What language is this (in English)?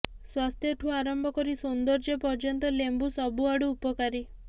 Odia